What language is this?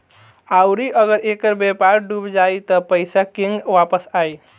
Bhojpuri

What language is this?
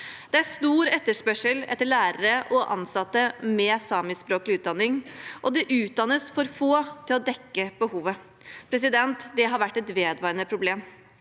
Norwegian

